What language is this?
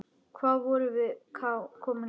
Icelandic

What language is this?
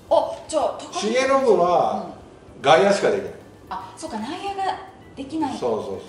Japanese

